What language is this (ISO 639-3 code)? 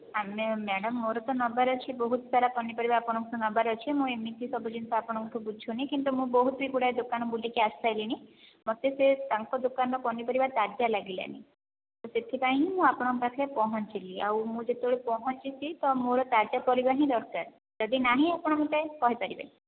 ori